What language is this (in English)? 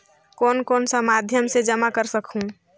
Chhattisgarhi